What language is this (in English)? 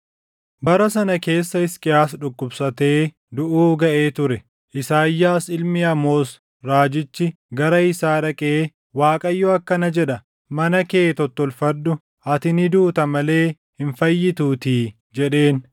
Oromo